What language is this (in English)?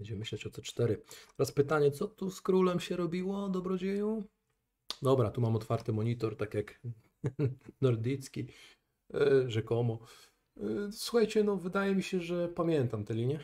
Polish